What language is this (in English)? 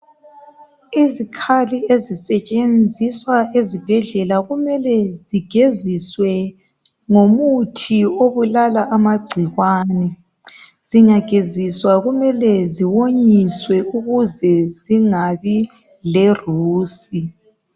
North Ndebele